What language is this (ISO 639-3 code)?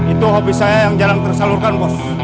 ind